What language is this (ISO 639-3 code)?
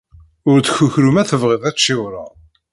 kab